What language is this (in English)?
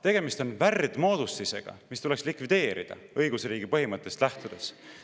Estonian